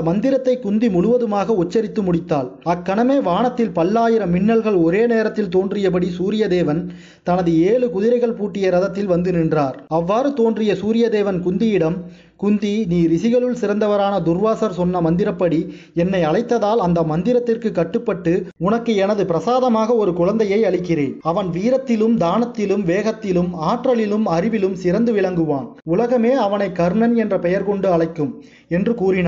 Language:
Tamil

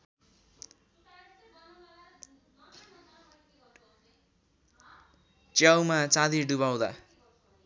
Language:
Nepali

